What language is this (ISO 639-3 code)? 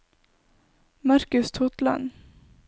nor